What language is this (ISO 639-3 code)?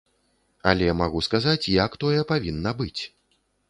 bel